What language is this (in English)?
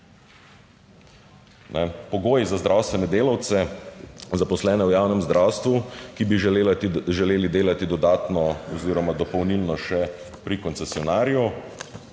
Slovenian